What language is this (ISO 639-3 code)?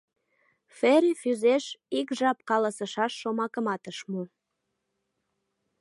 chm